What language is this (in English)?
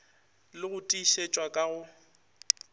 Northern Sotho